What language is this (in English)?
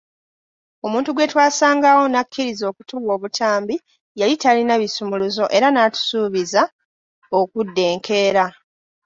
Ganda